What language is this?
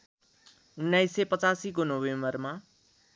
Nepali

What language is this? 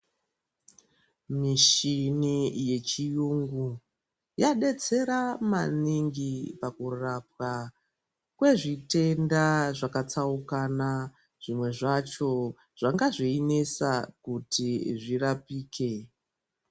Ndau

